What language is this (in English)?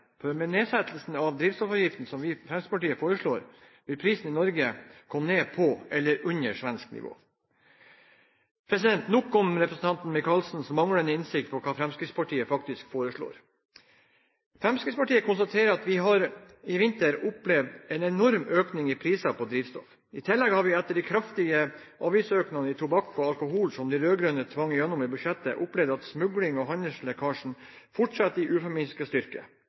Norwegian Bokmål